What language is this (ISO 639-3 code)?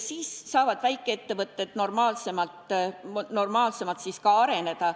est